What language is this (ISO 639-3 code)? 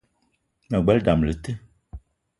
eto